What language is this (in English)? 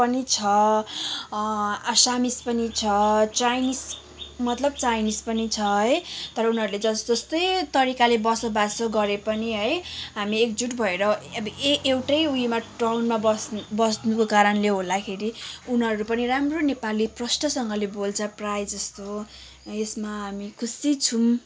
Nepali